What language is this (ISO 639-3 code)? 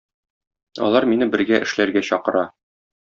tat